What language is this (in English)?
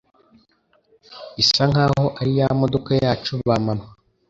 Kinyarwanda